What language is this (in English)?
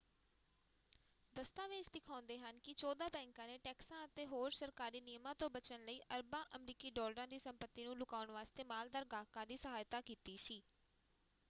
Punjabi